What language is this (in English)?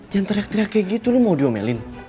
Indonesian